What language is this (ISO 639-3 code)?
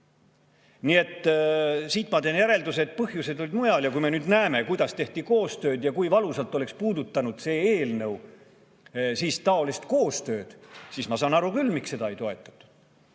est